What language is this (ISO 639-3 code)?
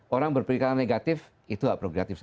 ind